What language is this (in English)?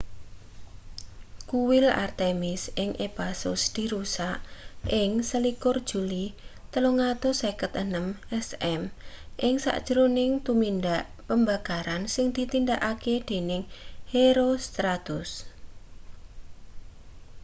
Javanese